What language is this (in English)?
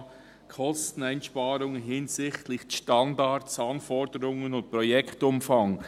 Swiss German